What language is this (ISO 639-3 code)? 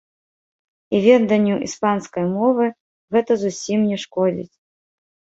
bel